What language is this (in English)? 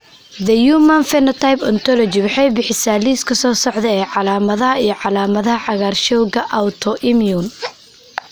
Somali